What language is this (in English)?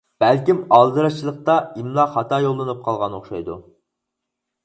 Uyghur